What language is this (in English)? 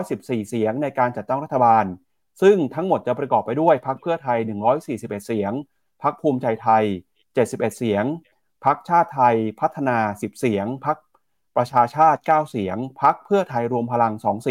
Thai